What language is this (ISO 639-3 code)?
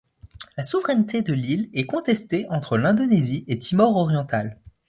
fra